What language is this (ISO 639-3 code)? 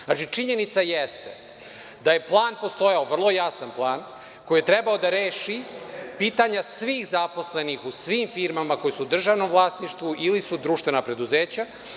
srp